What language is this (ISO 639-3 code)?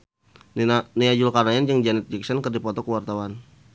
sun